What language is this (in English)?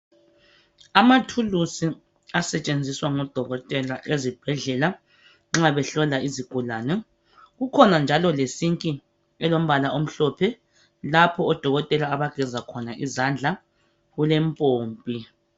North Ndebele